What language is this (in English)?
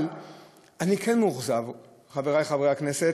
Hebrew